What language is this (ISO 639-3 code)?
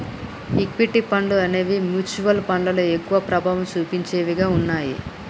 tel